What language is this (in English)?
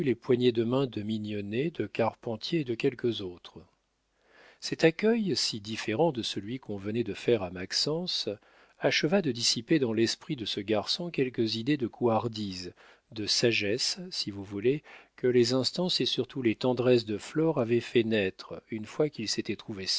French